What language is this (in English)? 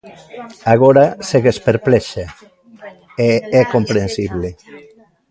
Galician